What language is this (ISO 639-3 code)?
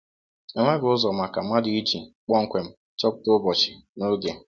ibo